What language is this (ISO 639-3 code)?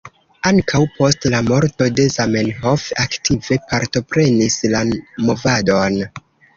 epo